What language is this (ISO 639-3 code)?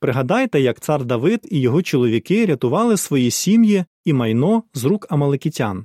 ukr